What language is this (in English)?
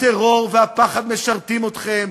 Hebrew